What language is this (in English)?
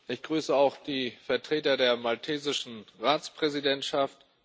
German